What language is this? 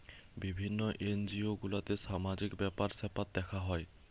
Bangla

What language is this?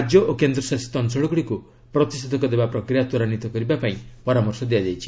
Odia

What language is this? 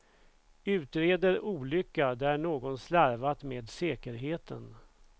Swedish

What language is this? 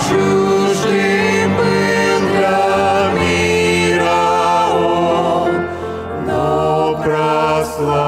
Romanian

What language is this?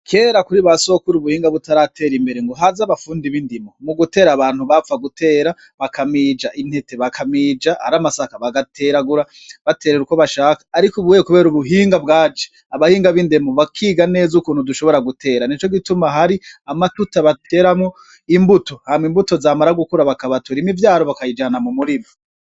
Rundi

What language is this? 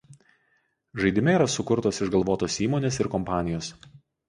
Lithuanian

